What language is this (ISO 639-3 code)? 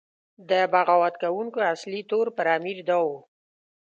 pus